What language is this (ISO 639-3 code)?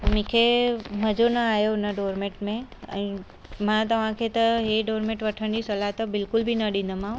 snd